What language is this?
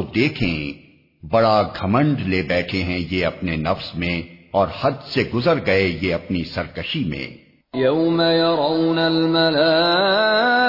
Urdu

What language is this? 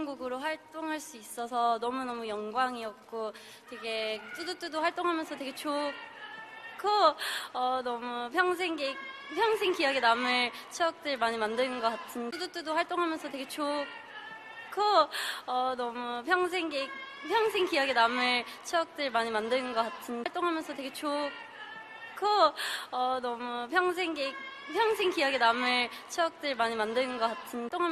Korean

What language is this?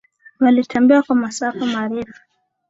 Swahili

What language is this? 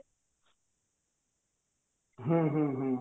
Odia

